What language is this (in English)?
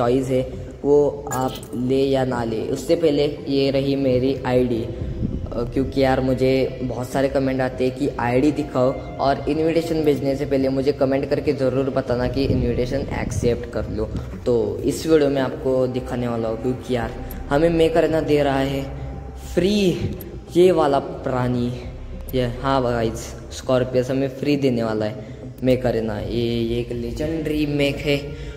Hindi